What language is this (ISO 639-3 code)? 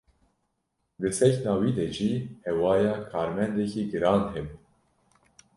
kur